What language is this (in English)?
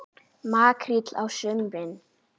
Icelandic